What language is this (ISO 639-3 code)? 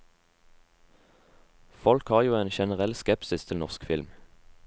nor